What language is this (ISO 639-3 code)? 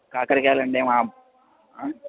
tel